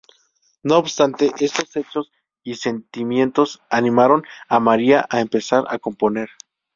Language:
Spanish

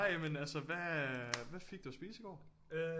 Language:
Danish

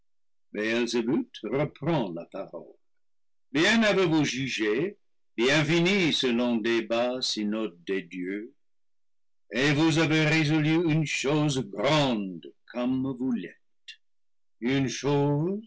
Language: French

